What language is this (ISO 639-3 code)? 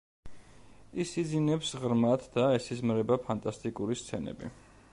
kat